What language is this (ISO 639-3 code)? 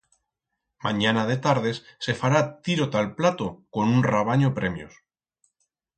arg